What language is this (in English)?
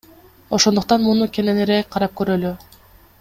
Kyrgyz